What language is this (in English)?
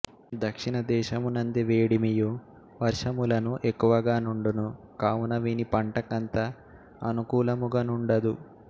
Telugu